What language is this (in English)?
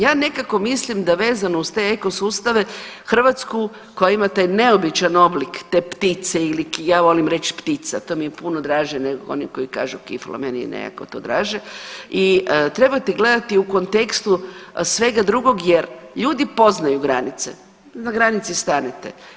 Croatian